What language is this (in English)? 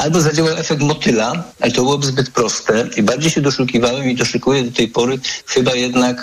Polish